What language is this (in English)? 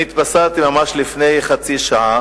Hebrew